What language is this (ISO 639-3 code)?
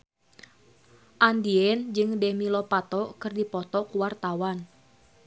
sun